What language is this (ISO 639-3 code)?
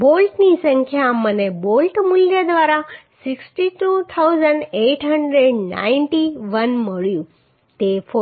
guj